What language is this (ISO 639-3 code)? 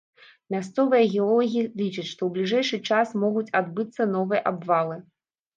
bel